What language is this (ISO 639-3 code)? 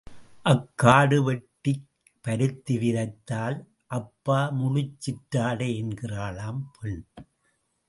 tam